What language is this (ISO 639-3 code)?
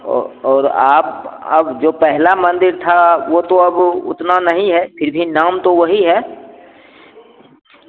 hin